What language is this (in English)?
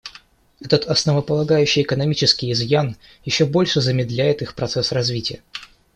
Russian